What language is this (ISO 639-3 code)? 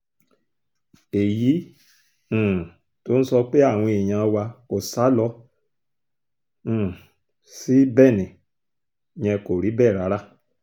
yor